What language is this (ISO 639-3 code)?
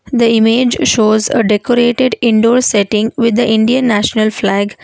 eng